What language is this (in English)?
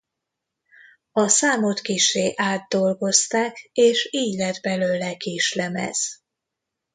Hungarian